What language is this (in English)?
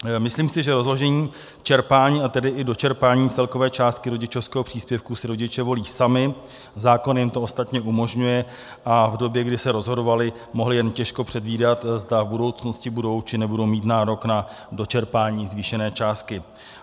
Czech